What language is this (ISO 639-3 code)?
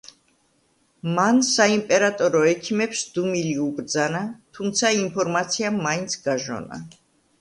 kat